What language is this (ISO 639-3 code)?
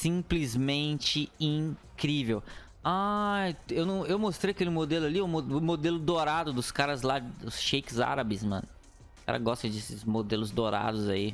por